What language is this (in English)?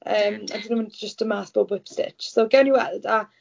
Welsh